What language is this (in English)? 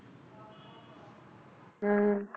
Punjabi